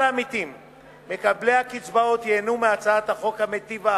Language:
Hebrew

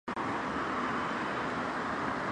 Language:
Chinese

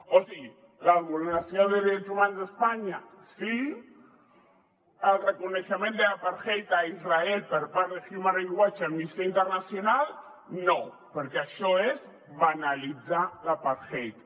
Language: Catalan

